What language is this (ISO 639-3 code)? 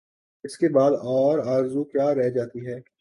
urd